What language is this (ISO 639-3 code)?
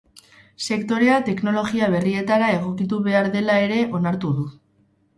eus